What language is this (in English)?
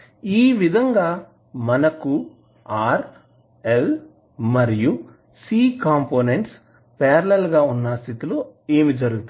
Telugu